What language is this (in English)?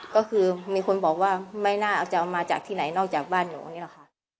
Thai